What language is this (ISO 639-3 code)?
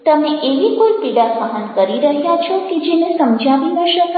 guj